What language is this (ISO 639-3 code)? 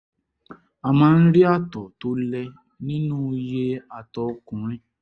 yor